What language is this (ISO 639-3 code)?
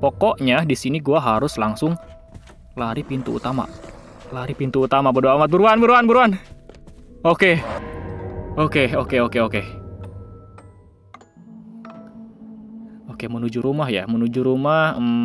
ind